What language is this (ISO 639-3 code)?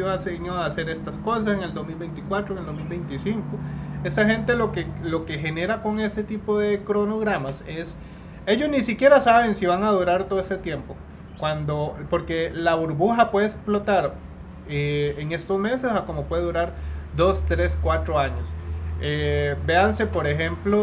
spa